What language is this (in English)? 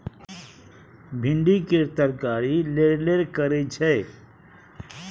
Maithili